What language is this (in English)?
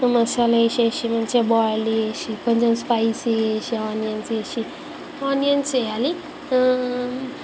Telugu